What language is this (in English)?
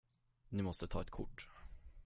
Swedish